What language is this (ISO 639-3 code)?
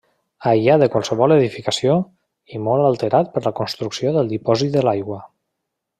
cat